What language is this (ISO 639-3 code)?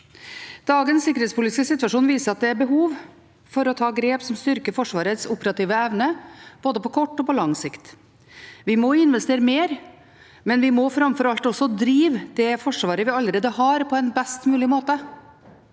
nor